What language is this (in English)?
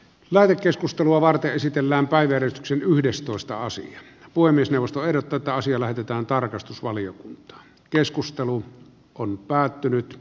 Finnish